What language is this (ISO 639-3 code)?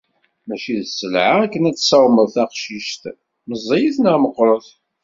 kab